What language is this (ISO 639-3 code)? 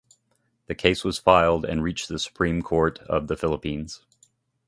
eng